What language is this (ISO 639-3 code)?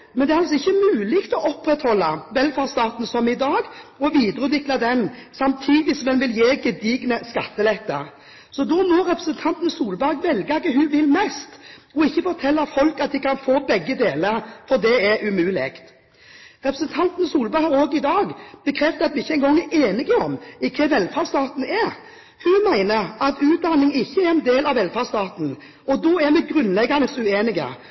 nob